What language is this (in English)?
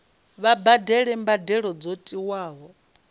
Venda